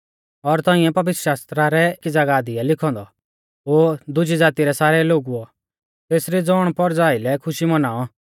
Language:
Mahasu Pahari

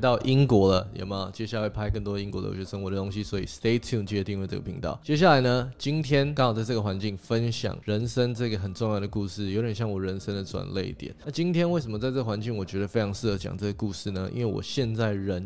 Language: Chinese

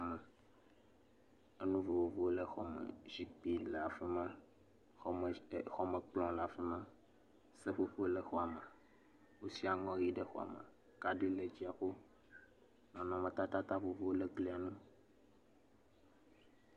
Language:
Ewe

